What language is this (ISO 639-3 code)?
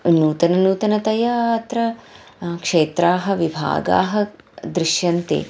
san